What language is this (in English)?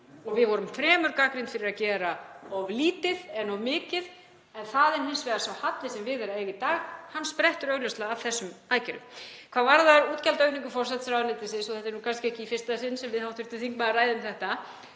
Icelandic